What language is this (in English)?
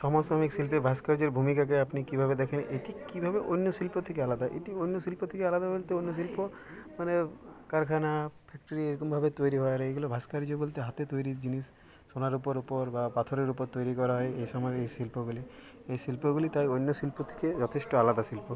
Bangla